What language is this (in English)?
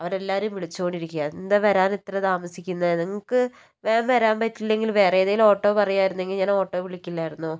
Malayalam